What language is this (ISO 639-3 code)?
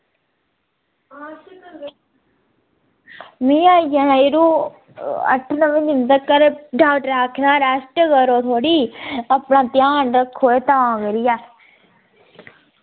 doi